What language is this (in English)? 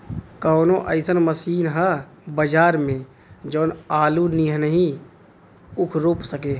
Bhojpuri